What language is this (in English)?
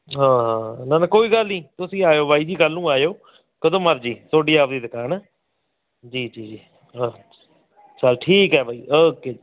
Punjabi